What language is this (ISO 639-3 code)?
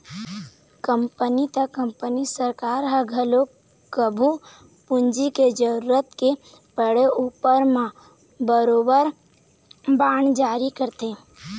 hne